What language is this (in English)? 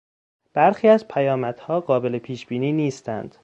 Persian